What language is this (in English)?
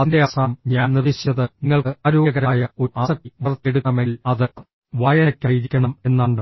Malayalam